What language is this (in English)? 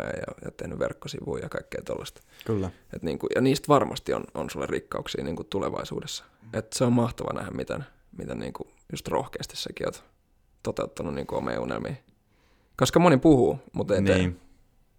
Finnish